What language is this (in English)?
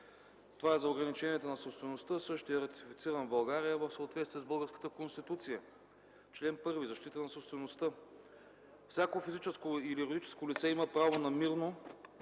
Bulgarian